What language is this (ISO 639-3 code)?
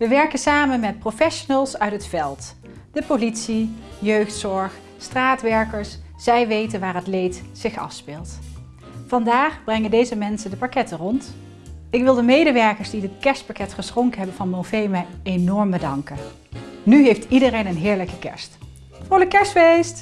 nld